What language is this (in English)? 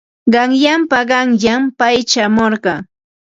Ambo-Pasco Quechua